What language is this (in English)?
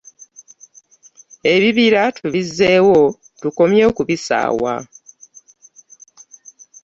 Ganda